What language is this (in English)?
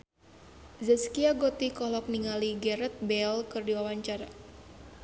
Sundanese